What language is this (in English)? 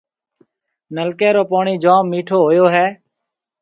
Marwari (Pakistan)